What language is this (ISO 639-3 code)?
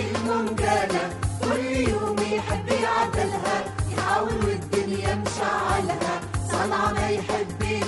ara